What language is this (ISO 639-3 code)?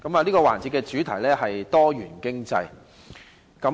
yue